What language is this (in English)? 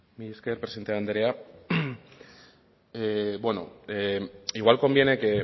Basque